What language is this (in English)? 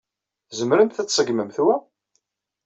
Kabyle